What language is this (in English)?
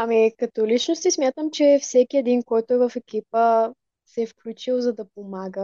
Bulgarian